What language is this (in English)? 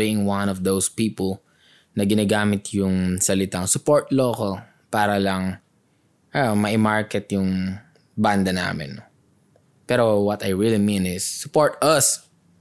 Filipino